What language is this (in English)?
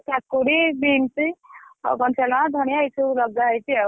Odia